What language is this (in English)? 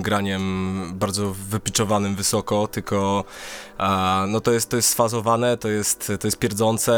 Polish